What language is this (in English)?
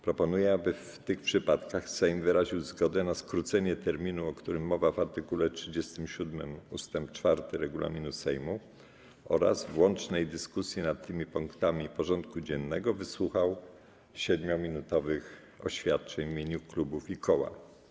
Polish